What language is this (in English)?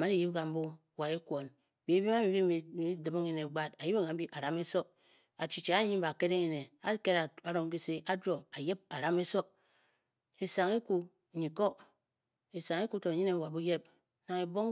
Bokyi